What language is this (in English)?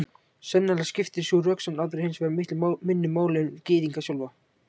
Icelandic